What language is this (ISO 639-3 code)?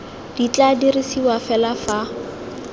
tsn